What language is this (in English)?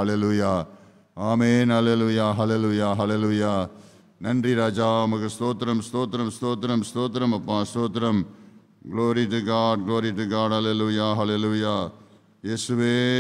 Hindi